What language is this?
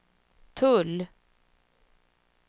Swedish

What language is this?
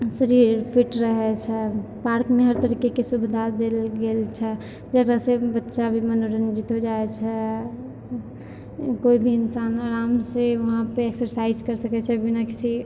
Maithili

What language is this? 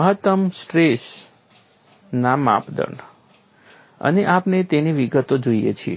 Gujarati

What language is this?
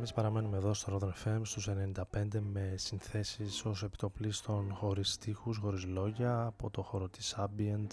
Greek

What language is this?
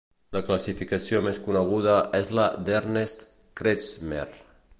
Catalan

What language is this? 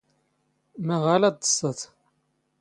Standard Moroccan Tamazight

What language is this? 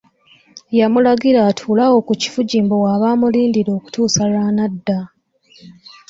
Ganda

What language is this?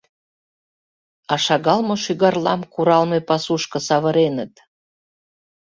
Mari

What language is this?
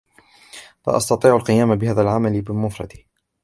Arabic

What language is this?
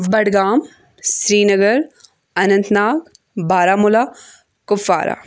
Kashmiri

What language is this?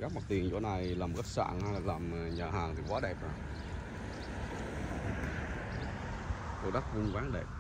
Vietnamese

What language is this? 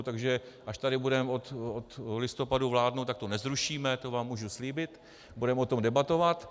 Czech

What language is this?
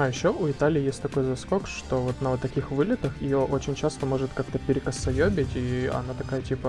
Russian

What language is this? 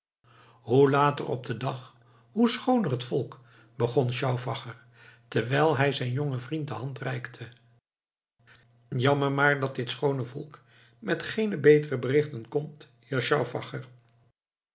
Dutch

